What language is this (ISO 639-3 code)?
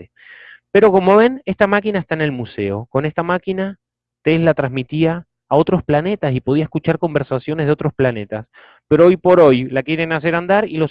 spa